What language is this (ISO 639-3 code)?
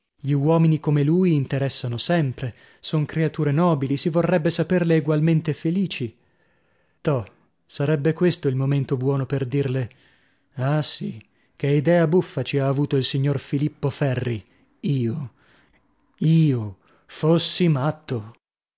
ita